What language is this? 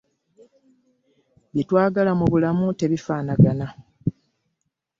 Ganda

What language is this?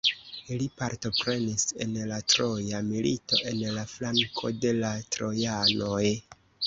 Esperanto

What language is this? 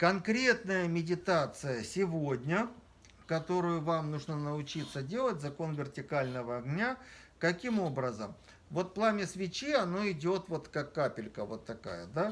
Russian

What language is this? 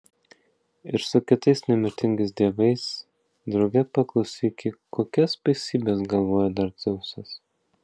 Lithuanian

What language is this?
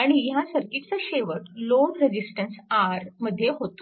Marathi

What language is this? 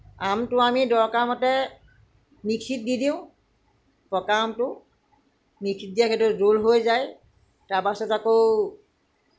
Assamese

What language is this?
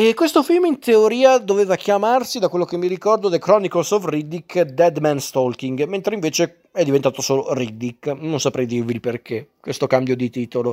Italian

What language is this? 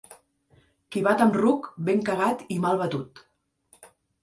Catalan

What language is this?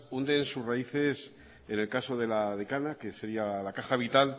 Spanish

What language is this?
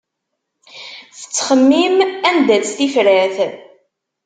Kabyle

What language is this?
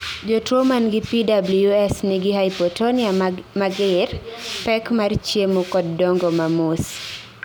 Luo (Kenya and Tanzania)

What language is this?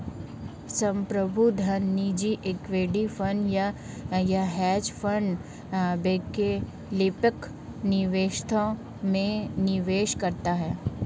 Hindi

